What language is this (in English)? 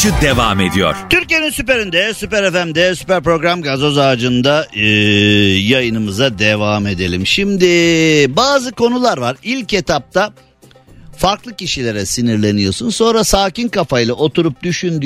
Turkish